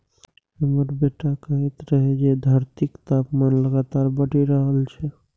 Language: Maithili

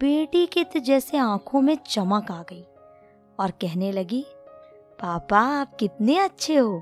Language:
Hindi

